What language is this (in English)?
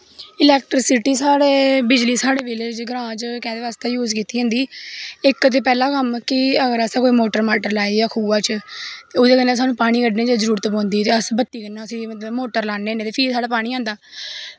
Dogri